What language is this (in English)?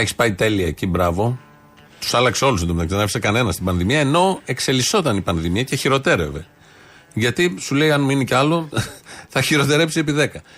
Greek